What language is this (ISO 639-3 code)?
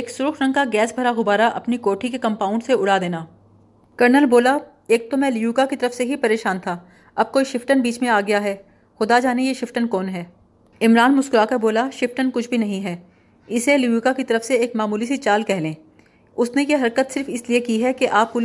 urd